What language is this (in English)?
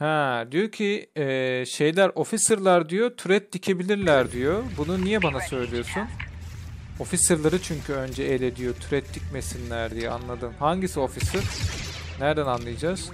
Turkish